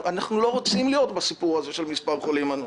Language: Hebrew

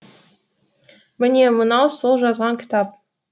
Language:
Kazakh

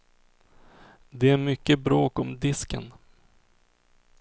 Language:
Swedish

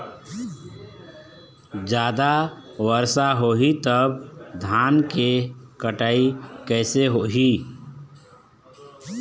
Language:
Chhattisgarhi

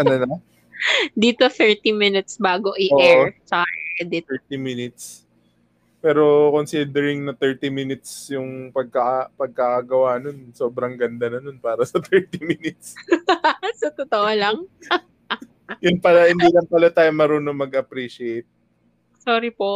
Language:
Filipino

